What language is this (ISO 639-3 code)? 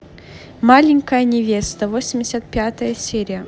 rus